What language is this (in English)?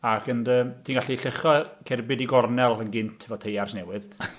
Welsh